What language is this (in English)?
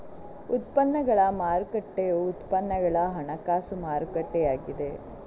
Kannada